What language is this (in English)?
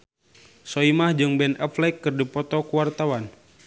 Sundanese